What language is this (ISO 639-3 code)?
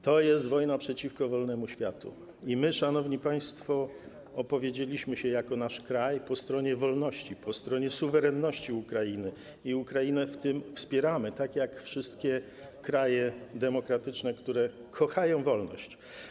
pol